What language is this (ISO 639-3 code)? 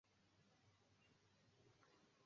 swa